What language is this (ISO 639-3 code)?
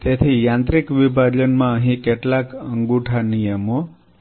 guj